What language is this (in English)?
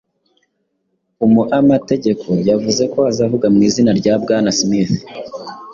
Kinyarwanda